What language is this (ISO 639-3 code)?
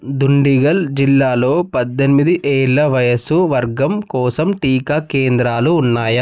tel